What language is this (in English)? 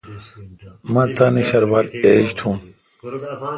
Kalkoti